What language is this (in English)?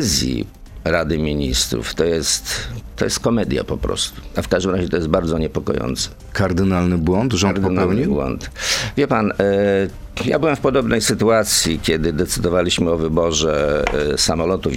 Polish